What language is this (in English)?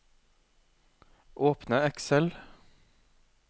Norwegian